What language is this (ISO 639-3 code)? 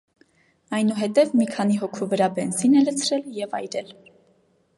hye